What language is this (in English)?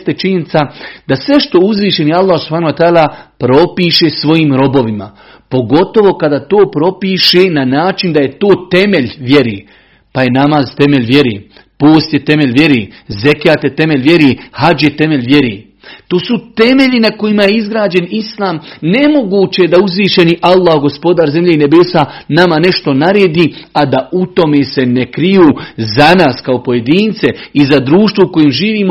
Croatian